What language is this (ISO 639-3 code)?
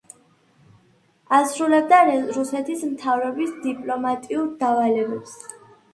kat